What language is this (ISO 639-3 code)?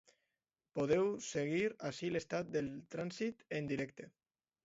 cat